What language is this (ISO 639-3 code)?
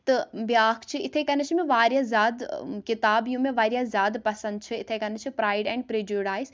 kas